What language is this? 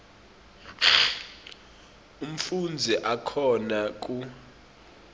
Swati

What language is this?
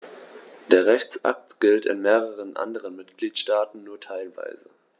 German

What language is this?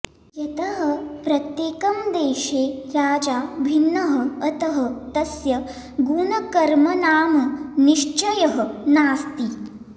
Sanskrit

